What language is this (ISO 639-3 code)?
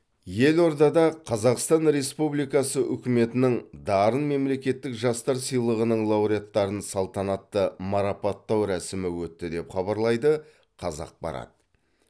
kaz